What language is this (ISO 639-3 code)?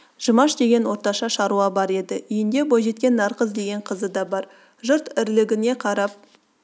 kaz